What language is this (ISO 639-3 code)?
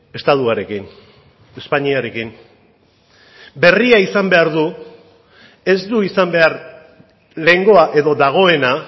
eus